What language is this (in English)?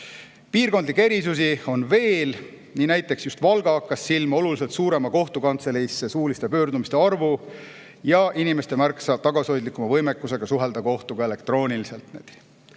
Estonian